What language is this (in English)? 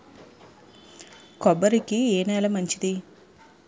Telugu